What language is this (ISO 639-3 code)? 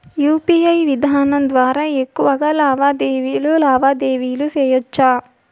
tel